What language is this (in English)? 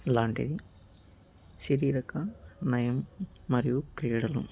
Telugu